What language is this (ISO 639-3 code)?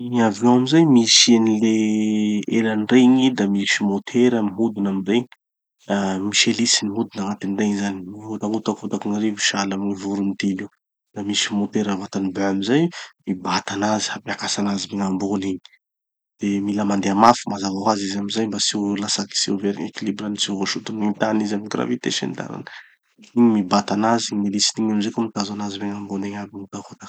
txy